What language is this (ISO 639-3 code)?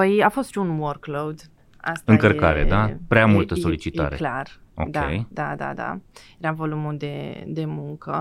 ron